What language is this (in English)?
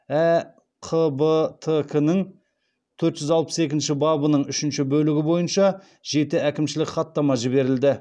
Kazakh